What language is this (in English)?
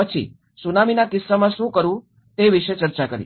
Gujarati